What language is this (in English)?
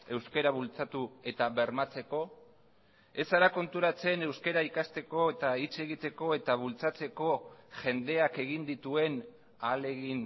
Basque